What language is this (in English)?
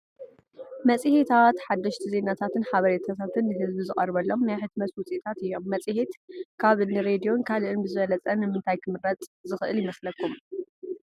Tigrinya